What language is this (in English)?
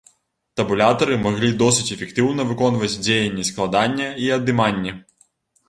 Belarusian